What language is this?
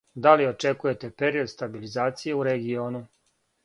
Serbian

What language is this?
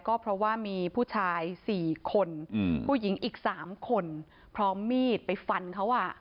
Thai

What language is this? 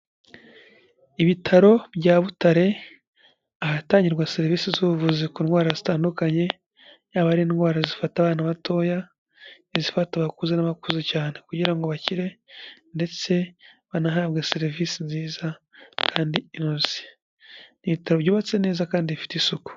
Kinyarwanda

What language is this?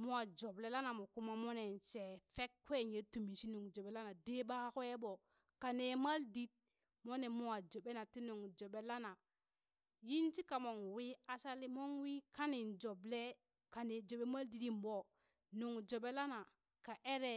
Burak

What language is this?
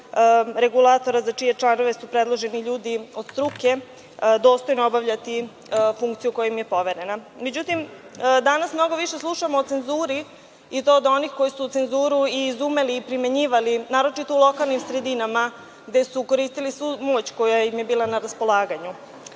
Serbian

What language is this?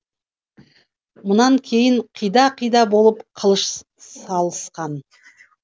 Kazakh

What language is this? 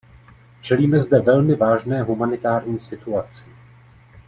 Czech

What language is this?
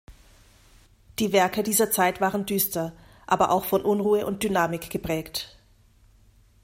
German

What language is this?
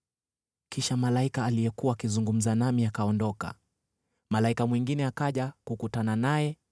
Swahili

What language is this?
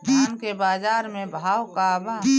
Bhojpuri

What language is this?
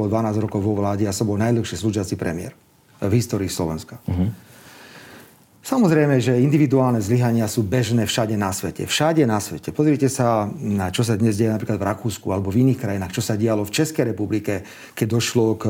Slovak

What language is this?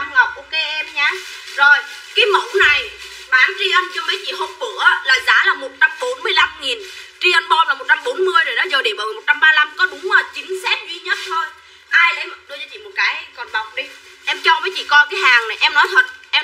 Vietnamese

